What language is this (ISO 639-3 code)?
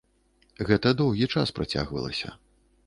bel